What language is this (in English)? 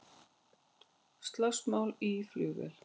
Icelandic